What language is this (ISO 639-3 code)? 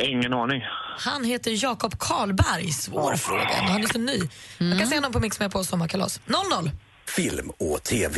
swe